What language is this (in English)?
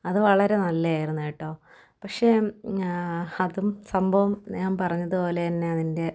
Malayalam